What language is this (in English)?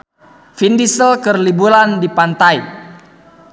Sundanese